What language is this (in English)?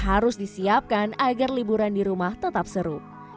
Indonesian